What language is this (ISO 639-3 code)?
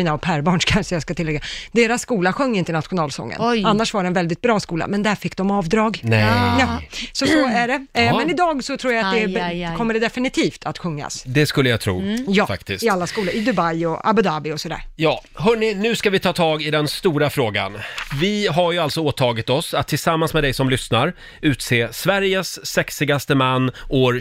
swe